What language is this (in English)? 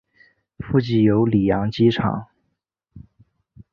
Chinese